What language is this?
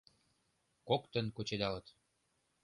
Mari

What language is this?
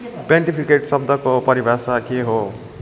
Nepali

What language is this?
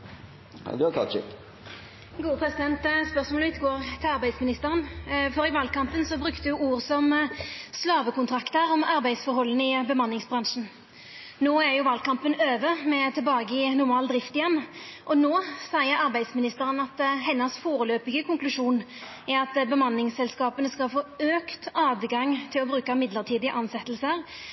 Norwegian Nynorsk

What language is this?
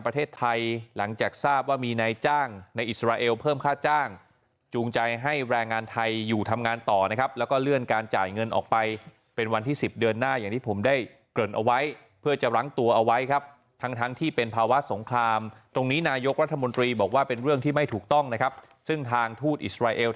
Thai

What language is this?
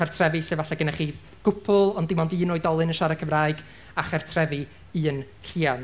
Welsh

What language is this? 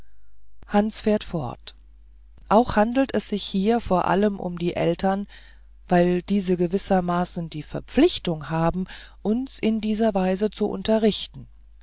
German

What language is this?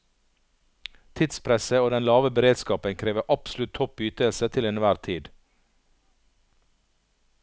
Norwegian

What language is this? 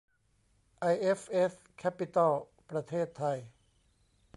Thai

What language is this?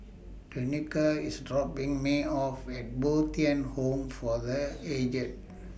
English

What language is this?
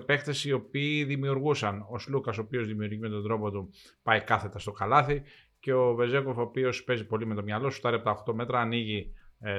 Greek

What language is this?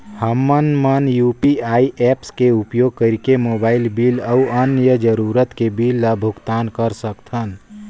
Chhattisgarhi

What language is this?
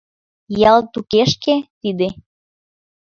Mari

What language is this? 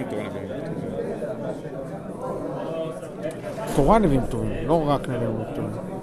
Hebrew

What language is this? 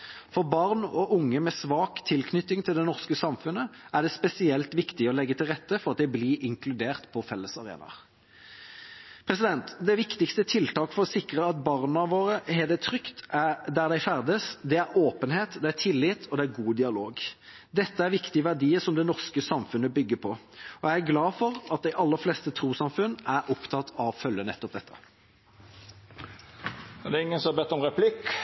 Norwegian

